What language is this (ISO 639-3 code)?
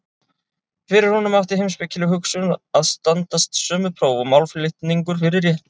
isl